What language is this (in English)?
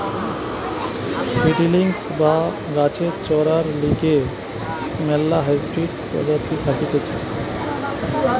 Bangla